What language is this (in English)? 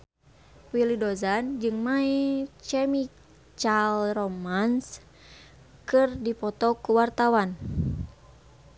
Sundanese